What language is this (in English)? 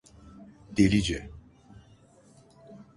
Turkish